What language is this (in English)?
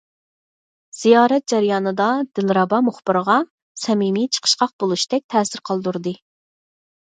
Uyghur